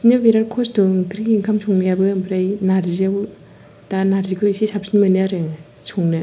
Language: Bodo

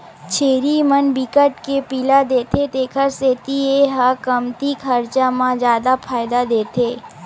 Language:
Chhattisgarhi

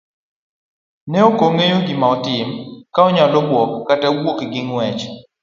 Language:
Luo (Kenya and Tanzania)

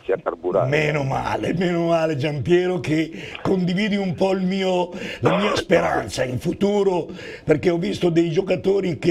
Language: Italian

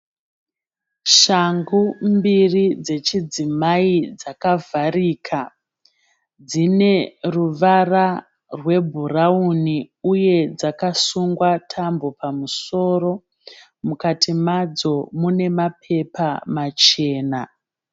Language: Shona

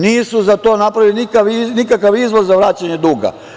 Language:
Serbian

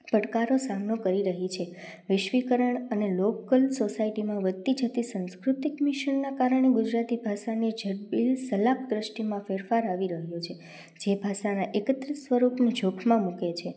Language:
Gujarati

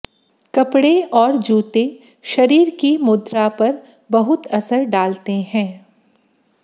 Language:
Hindi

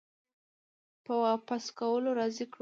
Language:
Pashto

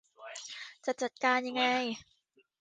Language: Thai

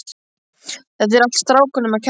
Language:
Icelandic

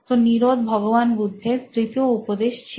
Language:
Bangla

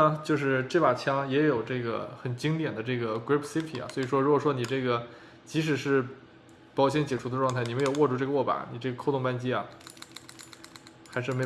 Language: Chinese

